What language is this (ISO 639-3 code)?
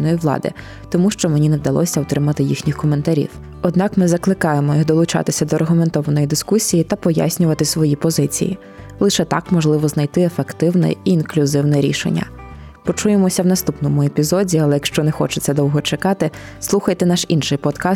ukr